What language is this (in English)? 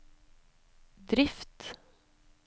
Norwegian